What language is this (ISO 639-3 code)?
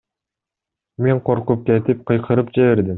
kir